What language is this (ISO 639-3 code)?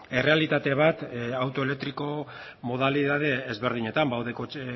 eus